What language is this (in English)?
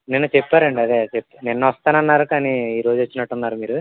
Telugu